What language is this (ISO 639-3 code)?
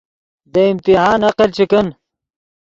ydg